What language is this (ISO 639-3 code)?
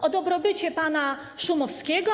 pol